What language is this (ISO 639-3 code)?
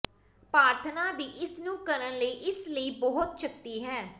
pan